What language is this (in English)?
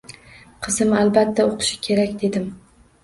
Uzbek